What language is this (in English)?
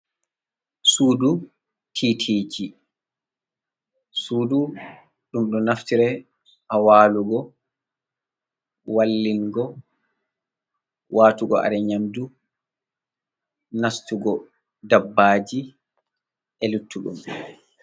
Fula